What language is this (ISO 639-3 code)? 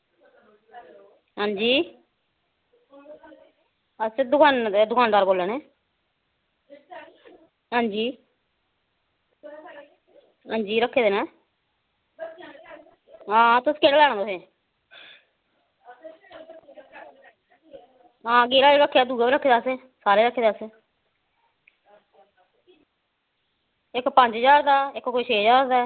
doi